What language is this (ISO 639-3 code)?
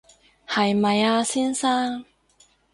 yue